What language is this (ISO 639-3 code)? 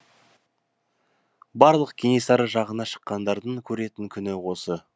kaz